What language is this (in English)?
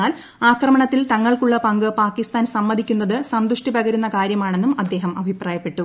Malayalam